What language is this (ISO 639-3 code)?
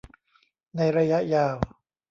tha